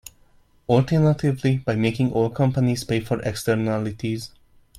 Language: English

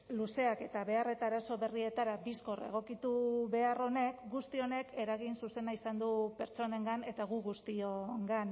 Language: Basque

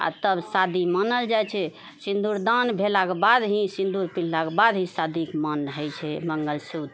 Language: Maithili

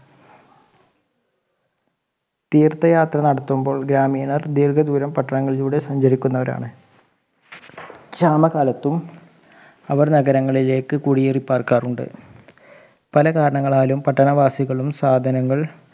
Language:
Malayalam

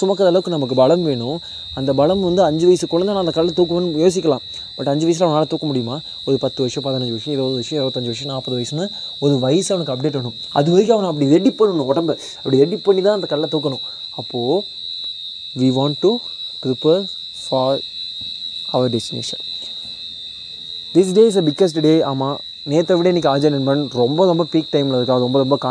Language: Tamil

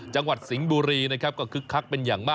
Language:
Thai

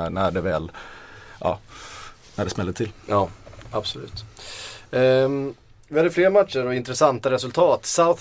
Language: Swedish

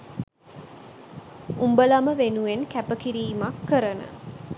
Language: Sinhala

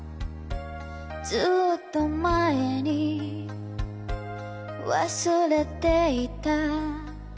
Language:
Japanese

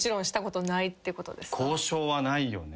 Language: Japanese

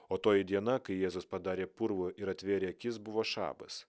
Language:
Lithuanian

